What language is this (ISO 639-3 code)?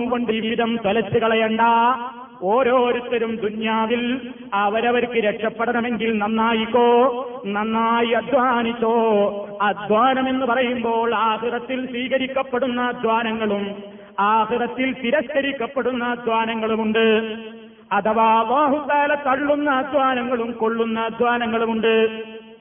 mal